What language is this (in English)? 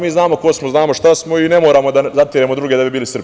Serbian